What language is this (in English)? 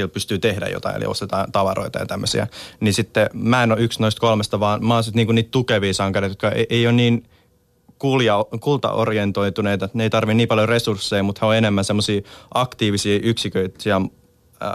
Finnish